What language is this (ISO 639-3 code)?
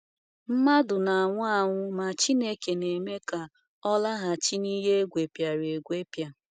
ibo